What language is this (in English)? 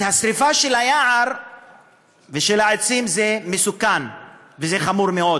Hebrew